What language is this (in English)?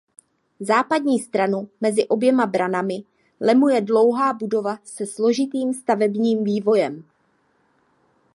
Czech